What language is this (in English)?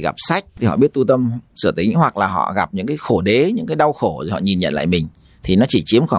Vietnamese